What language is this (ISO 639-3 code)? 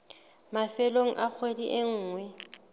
sot